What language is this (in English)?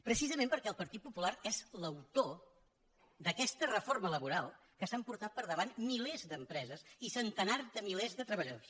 Catalan